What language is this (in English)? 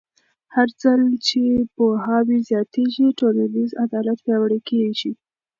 Pashto